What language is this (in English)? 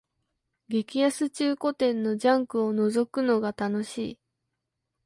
Japanese